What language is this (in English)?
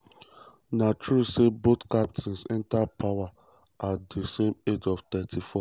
Nigerian Pidgin